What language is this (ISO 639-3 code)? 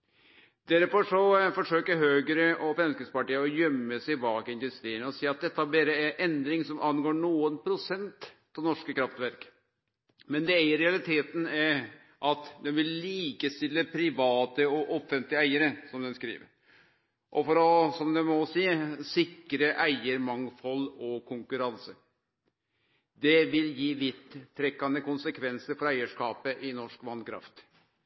nno